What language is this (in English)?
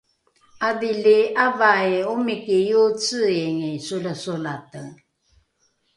Rukai